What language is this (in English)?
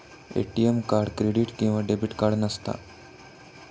Marathi